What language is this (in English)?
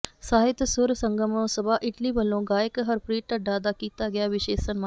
Punjabi